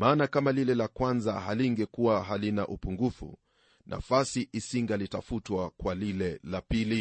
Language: Swahili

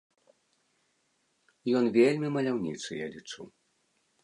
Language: Belarusian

